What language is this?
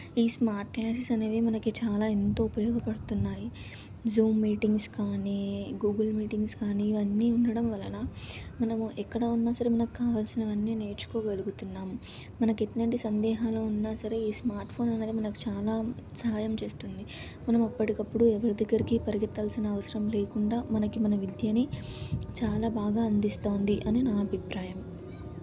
Telugu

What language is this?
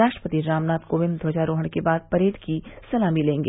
Hindi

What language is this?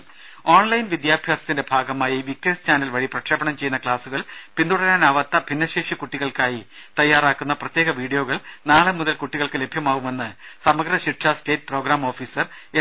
Malayalam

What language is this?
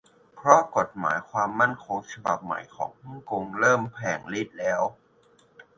Thai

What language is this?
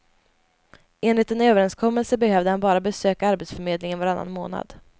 Swedish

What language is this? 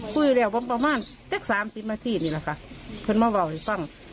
Thai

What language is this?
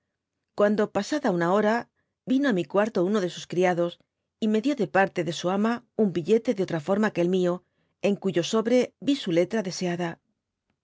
Spanish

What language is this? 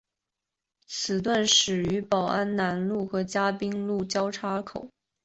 Chinese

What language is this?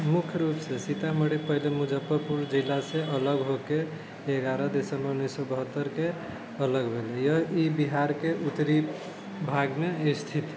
Maithili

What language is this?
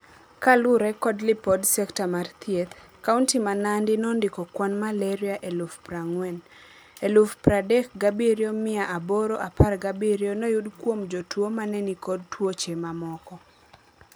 Luo (Kenya and Tanzania)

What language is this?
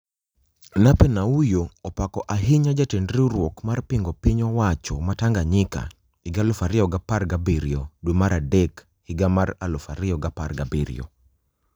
Luo (Kenya and Tanzania)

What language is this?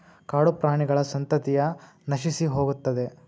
Kannada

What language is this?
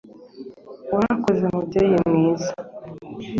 Kinyarwanda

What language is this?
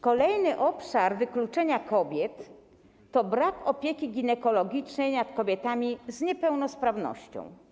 Polish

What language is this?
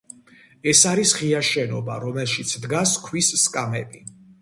Georgian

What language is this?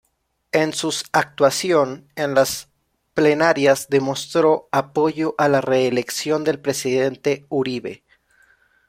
Spanish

